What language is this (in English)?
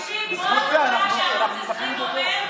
Hebrew